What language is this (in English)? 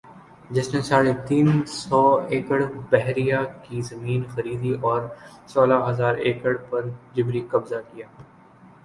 Urdu